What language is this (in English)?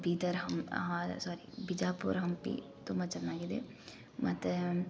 Kannada